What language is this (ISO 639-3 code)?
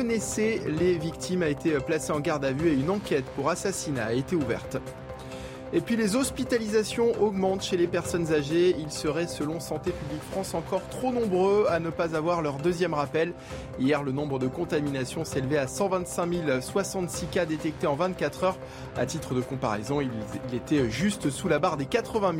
fra